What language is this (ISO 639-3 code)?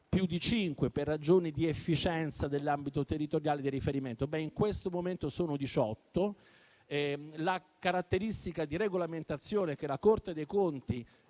ita